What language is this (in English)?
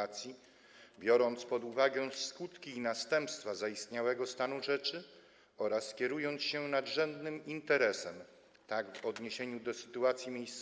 Polish